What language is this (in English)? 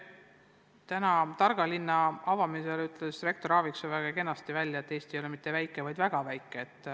Estonian